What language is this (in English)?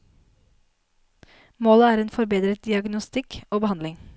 Norwegian